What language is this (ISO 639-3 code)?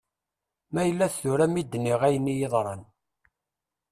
kab